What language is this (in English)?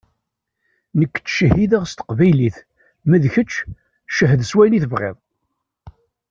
Kabyle